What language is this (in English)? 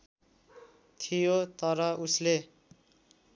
Nepali